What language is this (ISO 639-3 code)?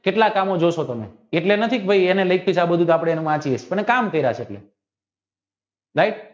guj